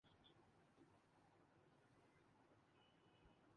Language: Urdu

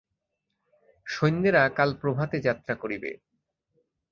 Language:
Bangla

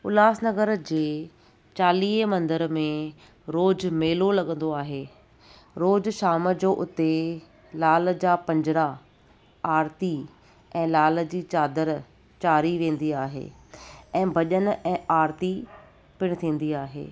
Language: Sindhi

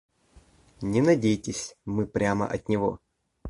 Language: Russian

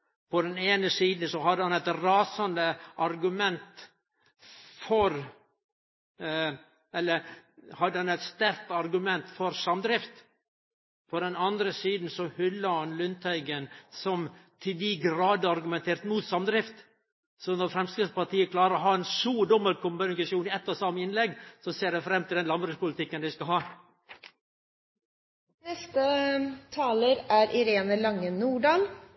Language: Norwegian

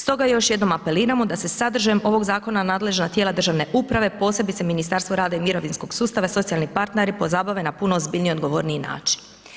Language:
Croatian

